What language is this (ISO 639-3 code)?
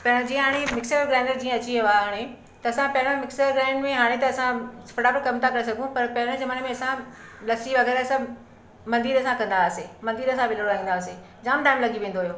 snd